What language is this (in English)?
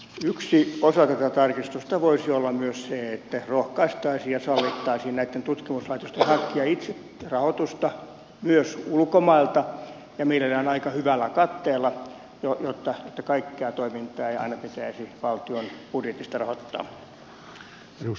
Finnish